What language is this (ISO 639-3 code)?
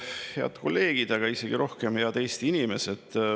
est